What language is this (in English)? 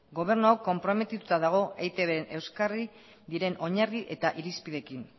Basque